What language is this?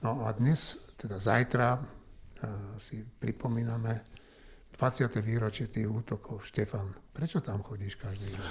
Slovak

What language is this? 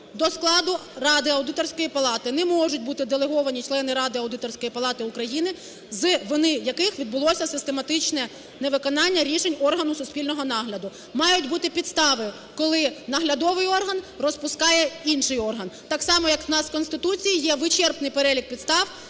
Ukrainian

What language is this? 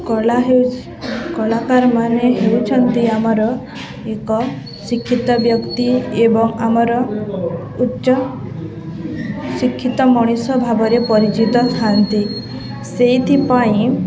Odia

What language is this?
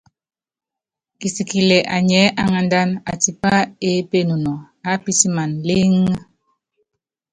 Yangben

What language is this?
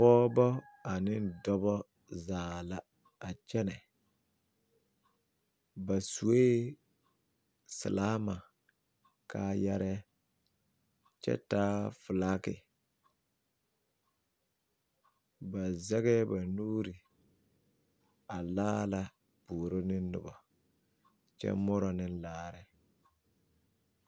Southern Dagaare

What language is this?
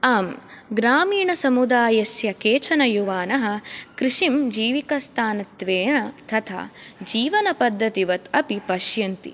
Sanskrit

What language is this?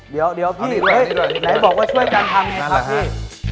Thai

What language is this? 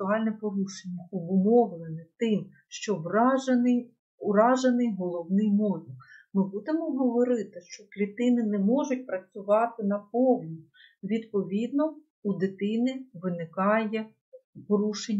Ukrainian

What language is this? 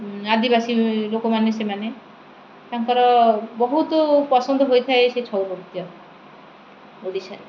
Odia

